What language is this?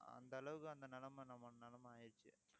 Tamil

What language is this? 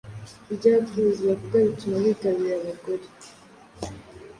Kinyarwanda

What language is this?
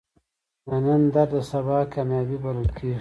Pashto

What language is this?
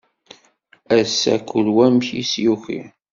Kabyle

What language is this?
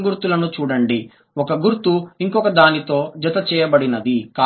Telugu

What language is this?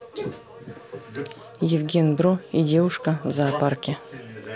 Russian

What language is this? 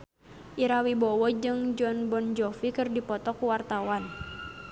Sundanese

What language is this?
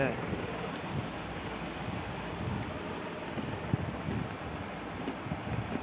Chhattisgarhi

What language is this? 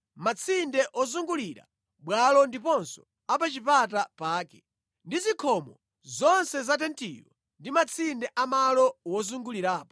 Nyanja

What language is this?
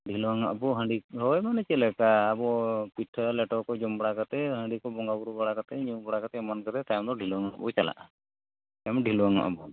Santali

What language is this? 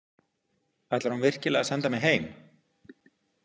Icelandic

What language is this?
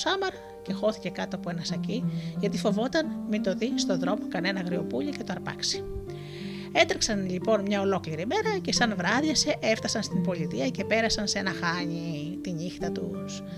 Greek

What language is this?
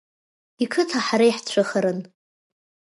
Abkhazian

